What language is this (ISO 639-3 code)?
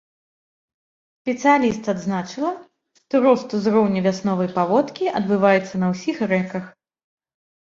bel